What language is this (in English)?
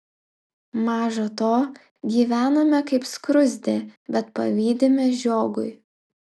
Lithuanian